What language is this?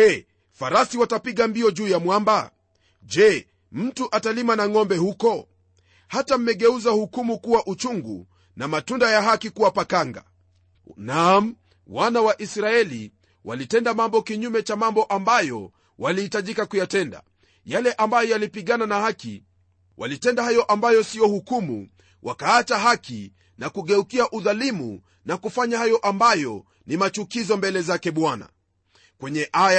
Swahili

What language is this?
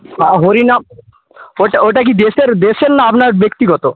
Bangla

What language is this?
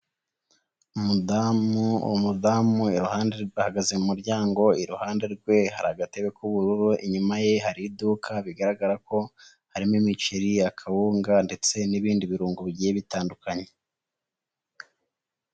Kinyarwanda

